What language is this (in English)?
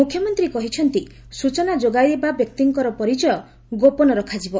Odia